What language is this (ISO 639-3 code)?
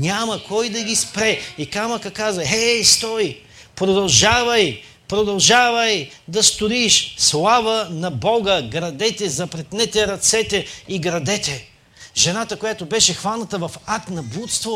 bul